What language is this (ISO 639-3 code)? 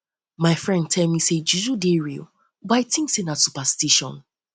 pcm